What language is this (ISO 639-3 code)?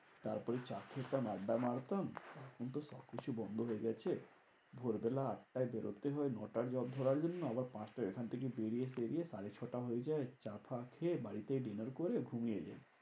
ben